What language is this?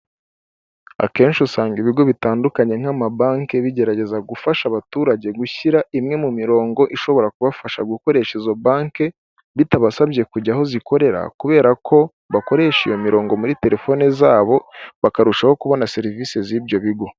Kinyarwanda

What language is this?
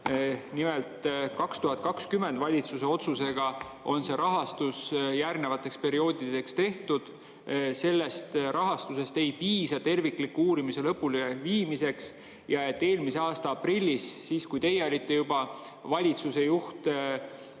Estonian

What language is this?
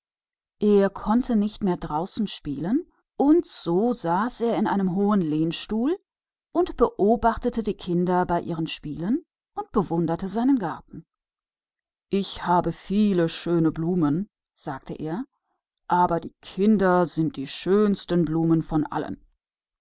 German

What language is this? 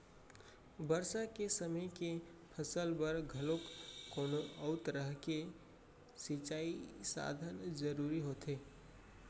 Chhattisgarhi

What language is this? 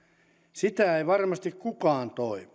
Finnish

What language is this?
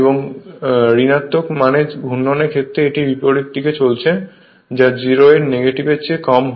Bangla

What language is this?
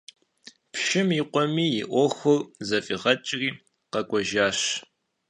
Kabardian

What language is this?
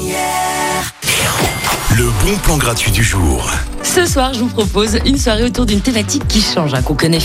French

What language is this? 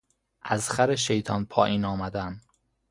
Persian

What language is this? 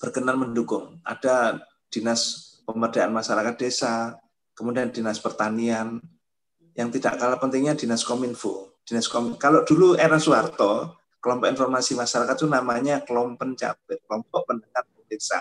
Indonesian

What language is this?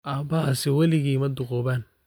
Somali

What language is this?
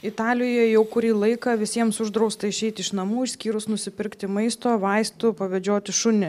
Lithuanian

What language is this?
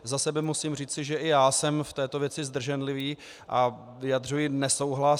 Czech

